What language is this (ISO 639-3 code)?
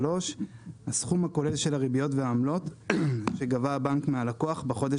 heb